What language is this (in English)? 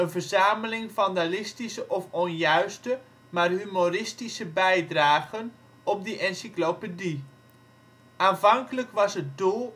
Dutch